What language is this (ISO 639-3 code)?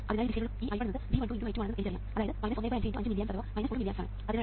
mal